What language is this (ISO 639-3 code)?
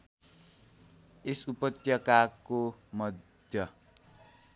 nep